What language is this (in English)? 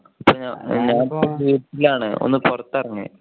Malayalam